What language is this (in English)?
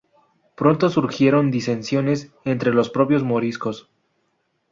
Spanish